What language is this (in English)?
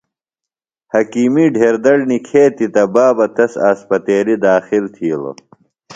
Phalura